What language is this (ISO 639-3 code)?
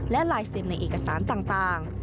tha